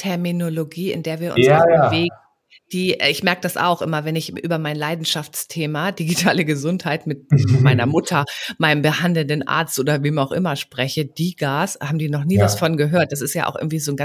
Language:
German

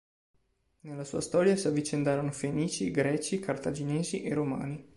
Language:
Italian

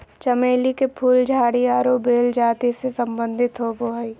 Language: Magahi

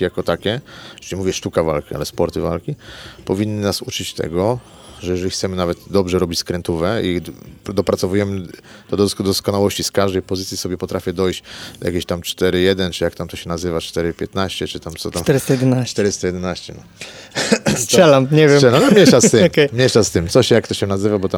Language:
Polish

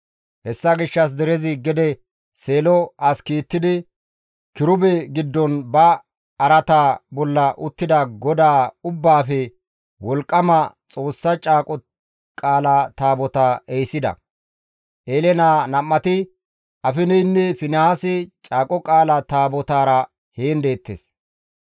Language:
Gamo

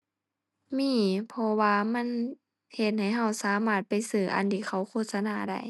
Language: Thai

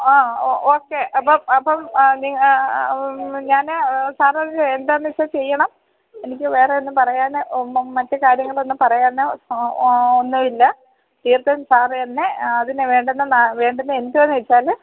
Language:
Malayalam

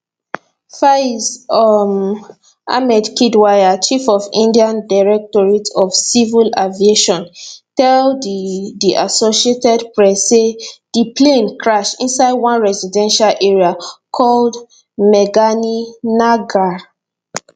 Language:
Nigerian Pidgin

